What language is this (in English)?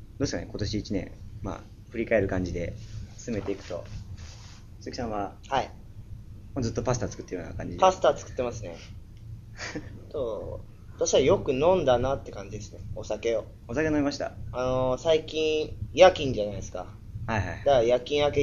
Japanese